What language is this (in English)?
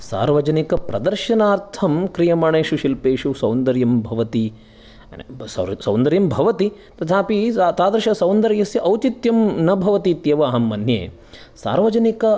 Sanskrit